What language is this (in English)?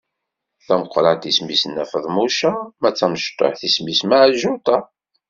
Kabyle